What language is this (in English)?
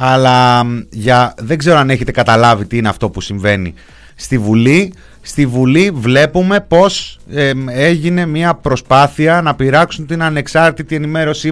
Greek